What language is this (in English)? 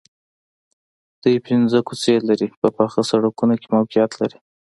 Pashto